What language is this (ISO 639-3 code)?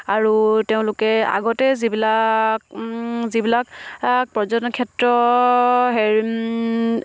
asm